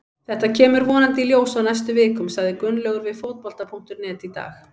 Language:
Icelandic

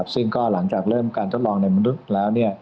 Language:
Thai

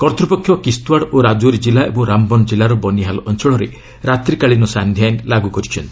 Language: Odia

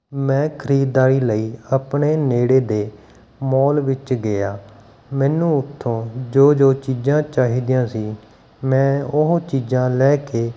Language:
Punjabi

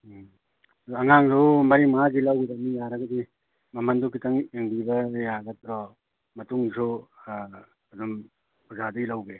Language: Manipuri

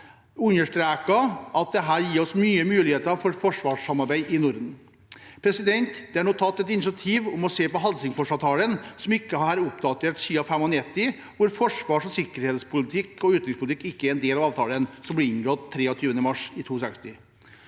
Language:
Norwegian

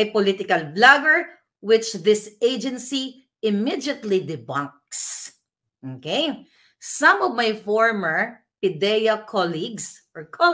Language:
Filipino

